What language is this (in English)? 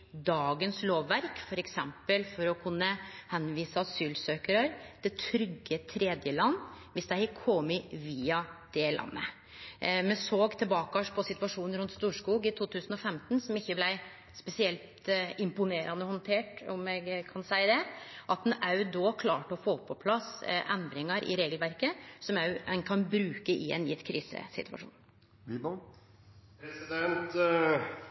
Norwegian Nynorsk